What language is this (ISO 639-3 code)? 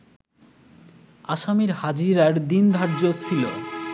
ben